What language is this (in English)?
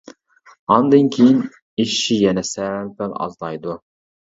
Uyghur